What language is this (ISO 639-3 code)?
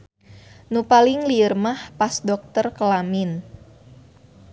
sun